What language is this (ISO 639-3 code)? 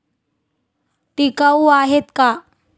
mar